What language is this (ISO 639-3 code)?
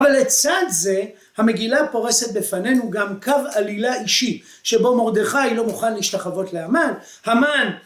heb